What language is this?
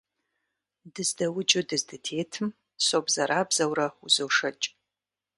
Kabardian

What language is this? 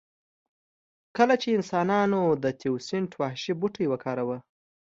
Pashto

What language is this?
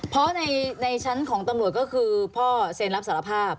Thai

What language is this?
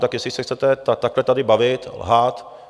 Czech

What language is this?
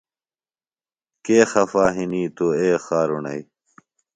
Phalura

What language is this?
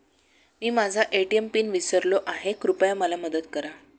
Marathi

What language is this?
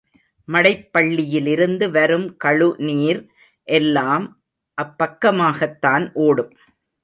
Tamil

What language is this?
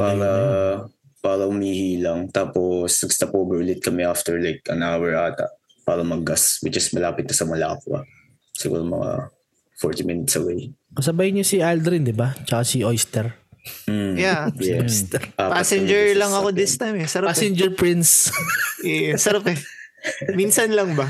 Filipino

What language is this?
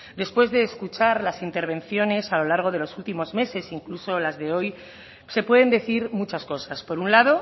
Spanish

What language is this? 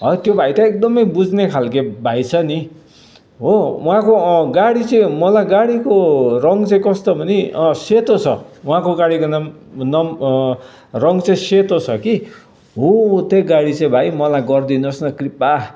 Nepali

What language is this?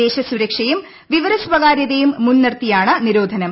Malayalam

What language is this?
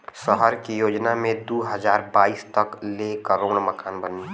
Bhojpuri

